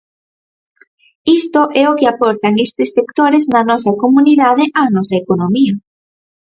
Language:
Galician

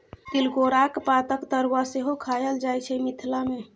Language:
Maithili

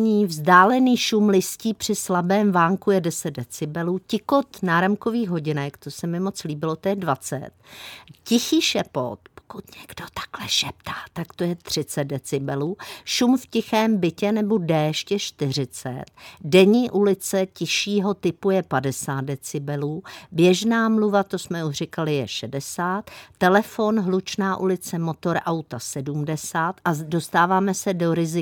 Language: Czech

